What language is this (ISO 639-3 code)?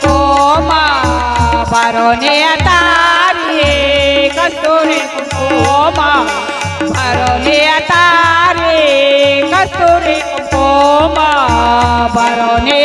mar